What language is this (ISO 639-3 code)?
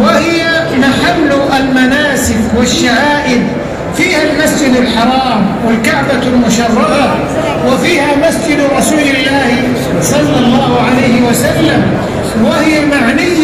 ara